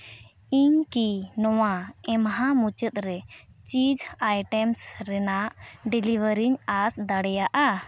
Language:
Santali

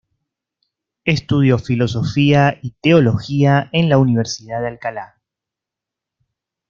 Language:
Spanish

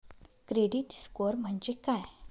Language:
Marathi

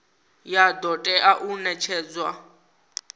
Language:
Venda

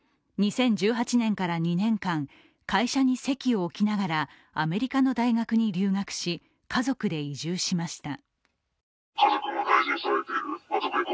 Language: Japanese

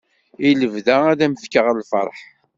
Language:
Kabyle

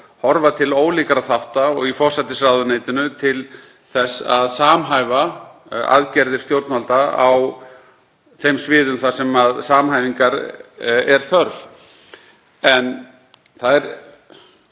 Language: Icelandic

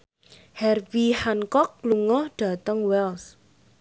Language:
Javanese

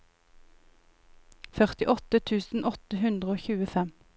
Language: Norwegian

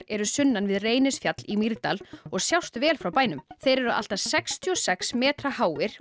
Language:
Icelandic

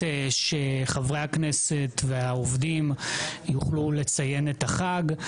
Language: Hebrew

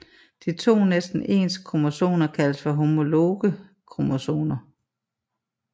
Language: Danish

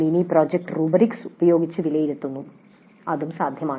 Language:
Malayalam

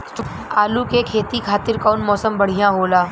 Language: Bhojpuri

